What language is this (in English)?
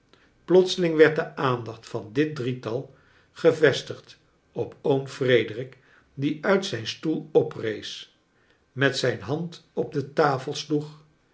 Dutch